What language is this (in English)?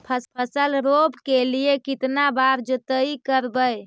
Magahi